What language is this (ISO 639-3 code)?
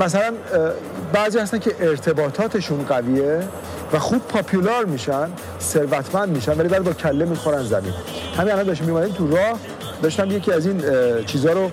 fas